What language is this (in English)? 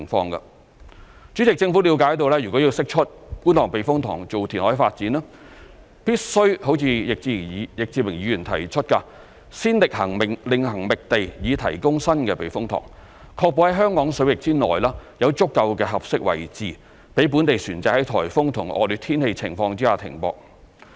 Cantonese